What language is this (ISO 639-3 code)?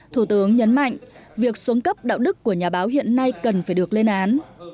vie